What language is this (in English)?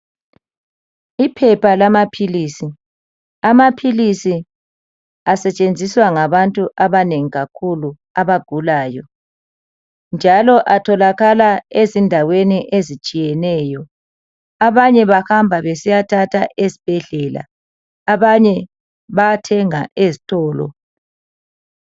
North Ndebele